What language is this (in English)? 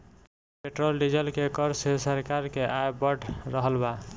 Bhojpuri